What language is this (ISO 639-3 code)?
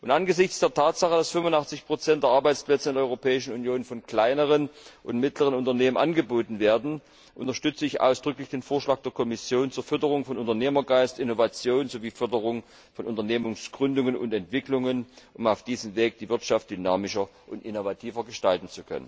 deu